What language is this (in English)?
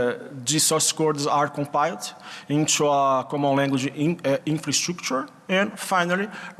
English